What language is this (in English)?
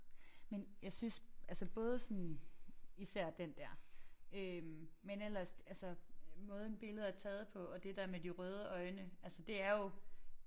Danish